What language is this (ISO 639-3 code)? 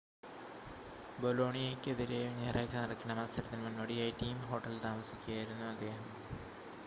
mal